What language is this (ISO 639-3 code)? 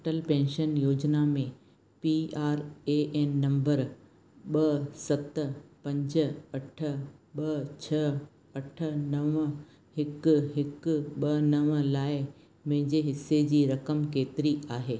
snd